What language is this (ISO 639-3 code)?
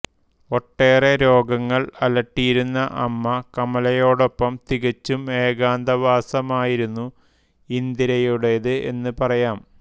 mal